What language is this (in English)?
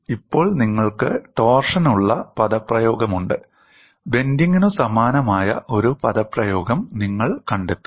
Malayalam